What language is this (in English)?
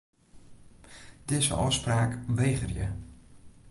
Western Frisian